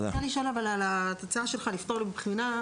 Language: Hebrew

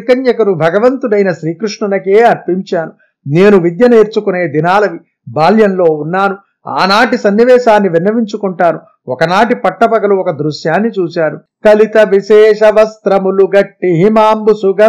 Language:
Telugu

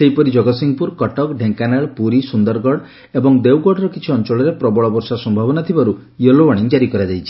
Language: Odia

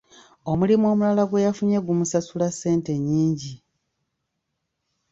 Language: Ganda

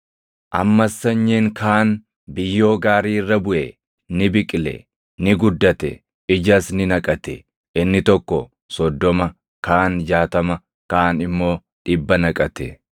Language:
Oromo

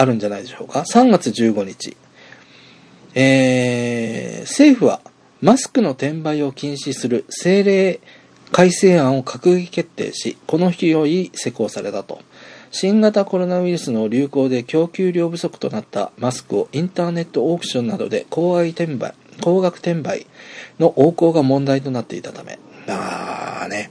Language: Japanese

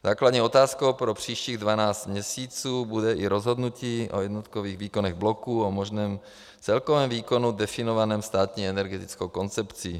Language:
Czech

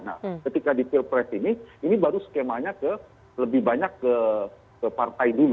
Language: Indonesian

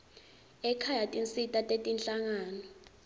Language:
Swati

